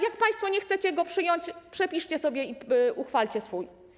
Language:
Polish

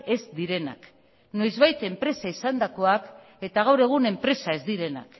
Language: Basque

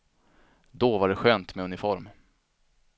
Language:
Swedish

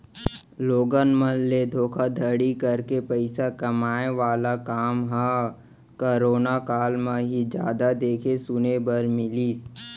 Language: Chhattisgarhi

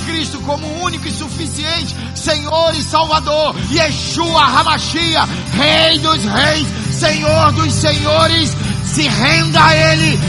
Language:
Portuguese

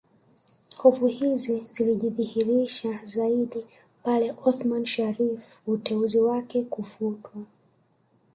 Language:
Swahili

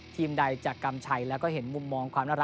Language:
Thai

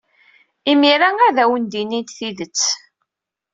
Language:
Kabyle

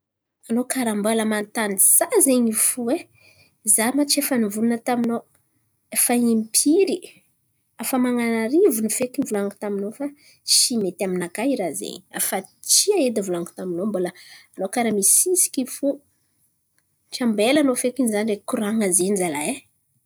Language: Antankarana Malagasy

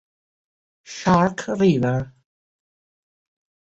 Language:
Italian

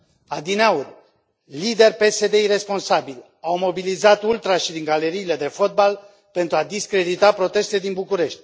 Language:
Romanian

